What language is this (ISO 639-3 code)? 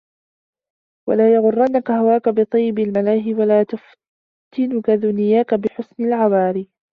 ara